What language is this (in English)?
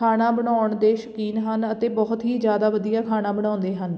Punjabi